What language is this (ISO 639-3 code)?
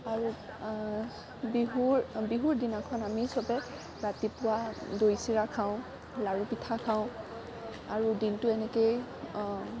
asm